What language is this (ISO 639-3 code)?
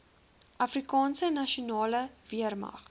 afr